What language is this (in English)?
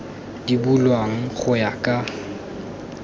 Tswana